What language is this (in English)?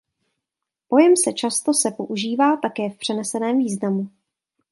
Czech